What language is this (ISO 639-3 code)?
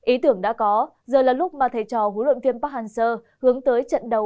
vie